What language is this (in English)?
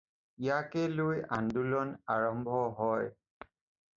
Assamese